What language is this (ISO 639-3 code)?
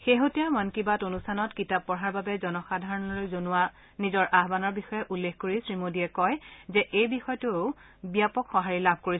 asm